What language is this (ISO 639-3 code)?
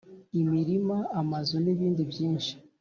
kin